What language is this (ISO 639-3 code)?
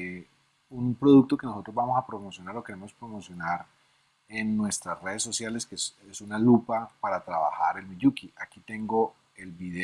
spa